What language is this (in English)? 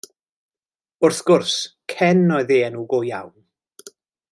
Welsh